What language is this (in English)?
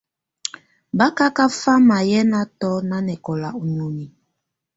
Tunen